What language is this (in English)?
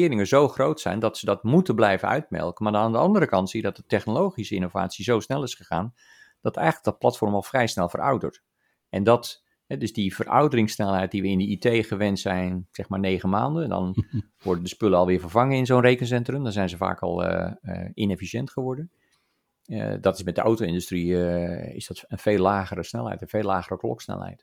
Dutch